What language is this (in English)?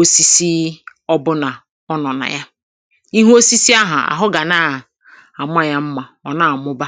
Igbo